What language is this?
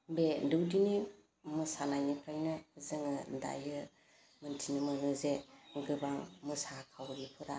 Bodo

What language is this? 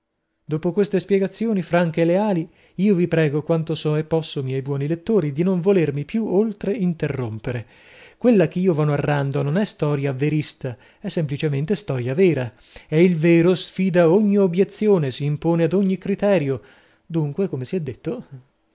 Italian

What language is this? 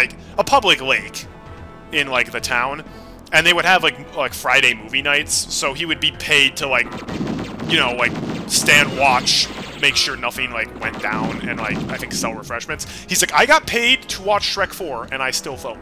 English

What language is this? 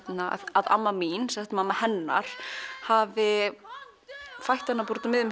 Icelandic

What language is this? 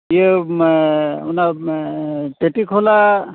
Santali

